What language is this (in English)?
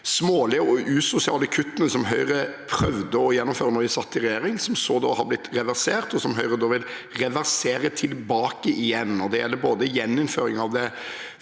Norwegian